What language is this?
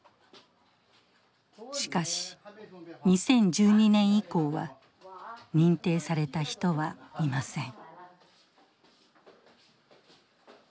Japanese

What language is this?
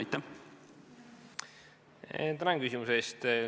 Estonian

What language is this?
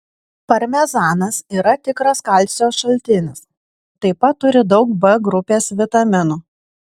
Lithuanian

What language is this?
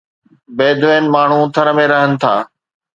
Sindhi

